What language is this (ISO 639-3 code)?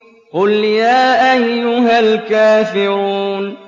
ara